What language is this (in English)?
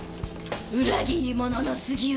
Japanese